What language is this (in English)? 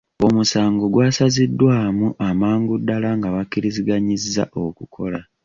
Ganda